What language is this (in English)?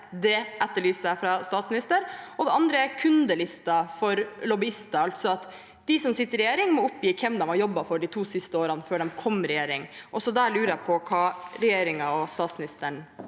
Norwegian